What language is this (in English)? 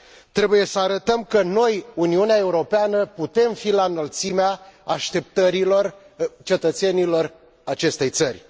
Romanian